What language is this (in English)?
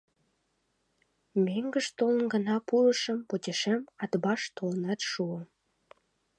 Mari